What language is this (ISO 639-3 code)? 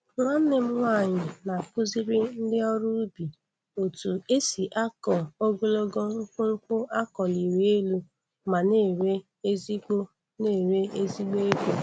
ibo